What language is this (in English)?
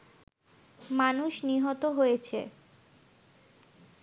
Bangla